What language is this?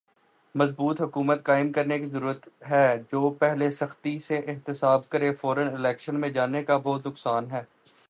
Urdu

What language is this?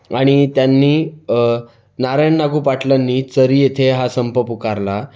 Marathi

